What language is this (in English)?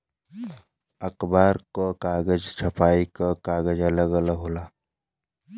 Bhojpuri